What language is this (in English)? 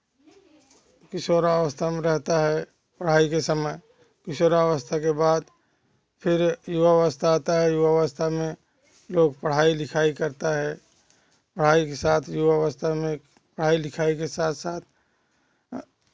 Hindi